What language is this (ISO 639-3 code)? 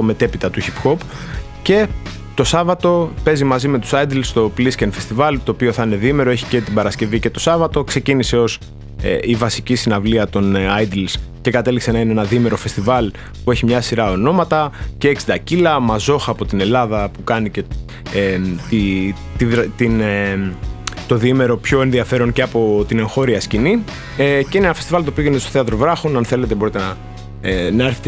ell